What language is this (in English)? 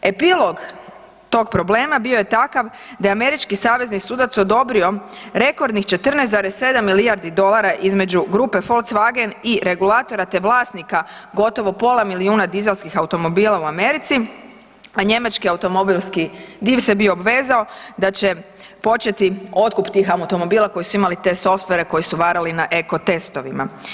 Croatian